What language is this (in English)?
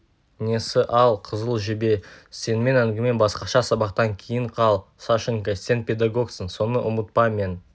Kazakh